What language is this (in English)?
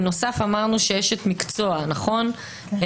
Hebrew